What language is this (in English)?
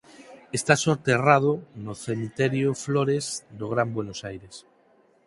Galician